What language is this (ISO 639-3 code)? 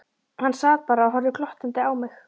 isl